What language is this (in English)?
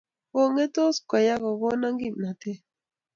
Kalenjin